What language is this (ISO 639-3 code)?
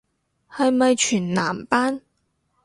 yue